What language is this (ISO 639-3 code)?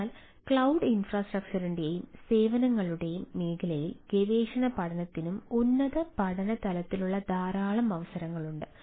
mal